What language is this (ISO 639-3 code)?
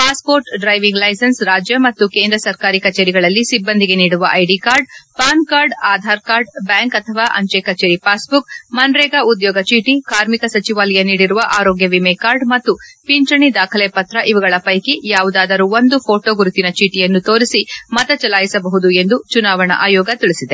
kan